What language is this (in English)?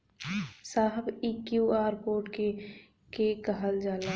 Bhojpuri